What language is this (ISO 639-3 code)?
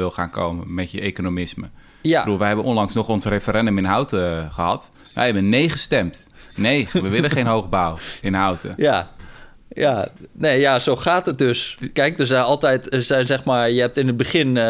nld